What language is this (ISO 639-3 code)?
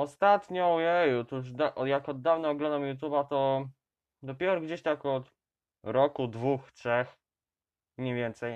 pol